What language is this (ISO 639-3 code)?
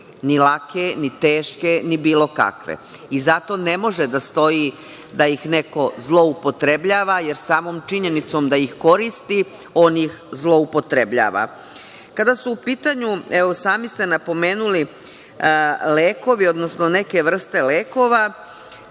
srp